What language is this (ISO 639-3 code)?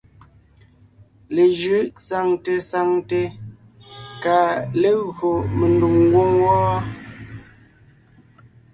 nnh